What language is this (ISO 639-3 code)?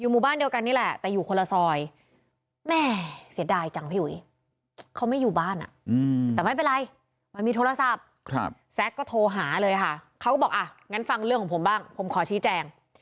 tha